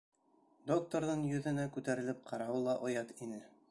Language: Bashkir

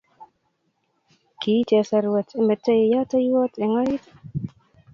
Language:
Kalenjin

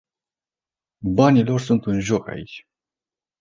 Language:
Romanian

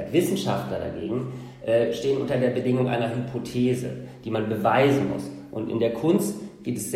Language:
German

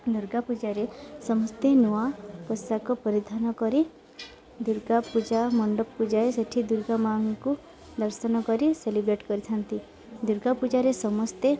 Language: Odia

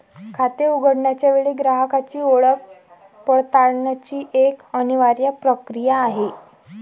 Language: Marathi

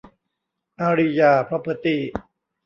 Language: Thai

